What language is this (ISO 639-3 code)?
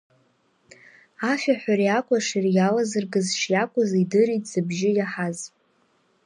abk